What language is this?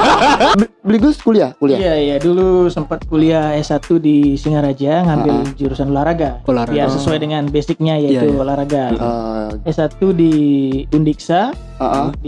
Indonesian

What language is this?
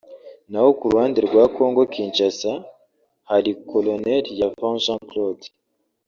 Kinyarwanda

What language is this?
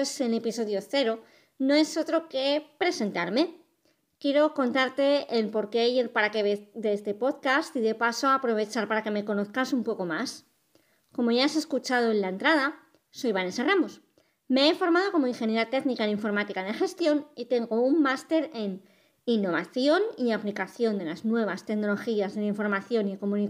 Spanish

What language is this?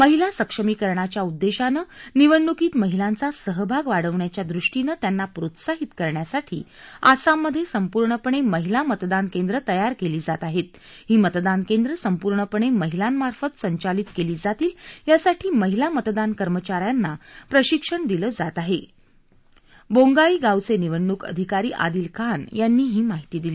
Marathi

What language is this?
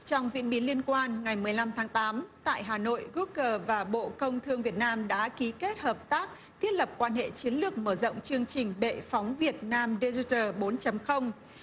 Vietnamese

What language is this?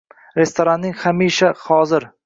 Uzbek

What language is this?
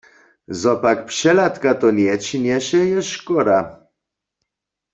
Upper Sorbian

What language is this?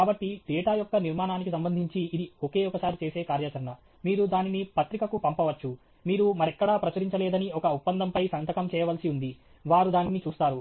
Telugu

